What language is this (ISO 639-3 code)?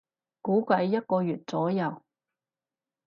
yue